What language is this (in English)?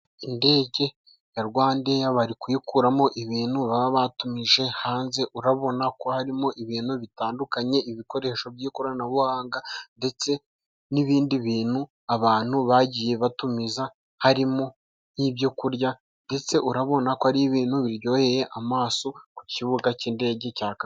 Kinyarwanda